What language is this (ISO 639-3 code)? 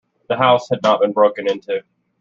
eng